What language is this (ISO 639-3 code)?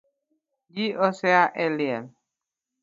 luo